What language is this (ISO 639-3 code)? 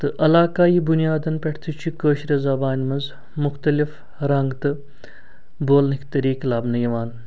kas